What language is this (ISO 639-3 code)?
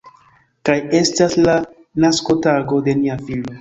epo